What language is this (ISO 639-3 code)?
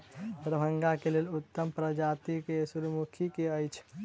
mai